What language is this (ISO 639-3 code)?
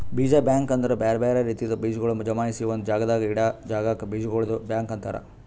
kan